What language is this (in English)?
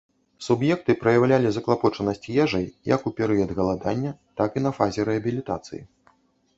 Belarusian